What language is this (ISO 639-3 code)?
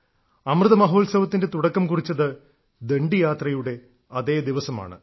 mal